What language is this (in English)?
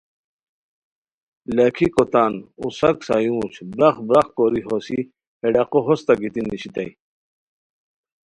Khowar